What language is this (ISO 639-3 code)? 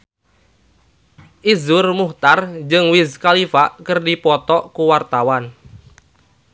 sun